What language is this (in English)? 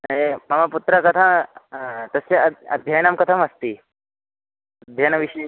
Sanskrit